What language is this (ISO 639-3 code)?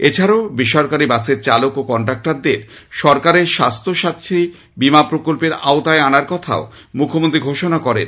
ben